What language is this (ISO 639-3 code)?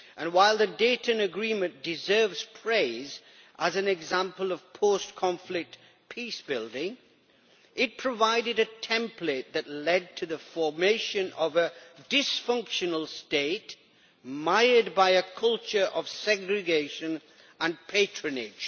eng